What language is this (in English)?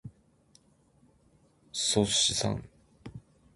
Japanese